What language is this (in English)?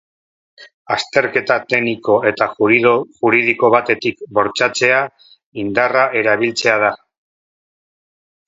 Basque